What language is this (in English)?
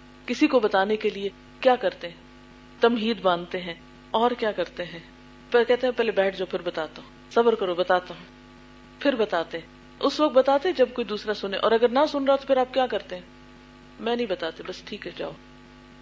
Urdu